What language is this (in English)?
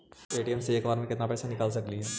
Magahi